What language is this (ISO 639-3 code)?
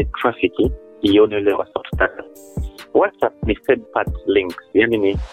swa